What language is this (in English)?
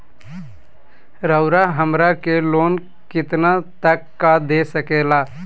Magahi